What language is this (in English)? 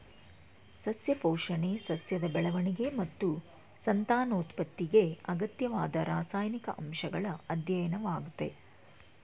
Kannada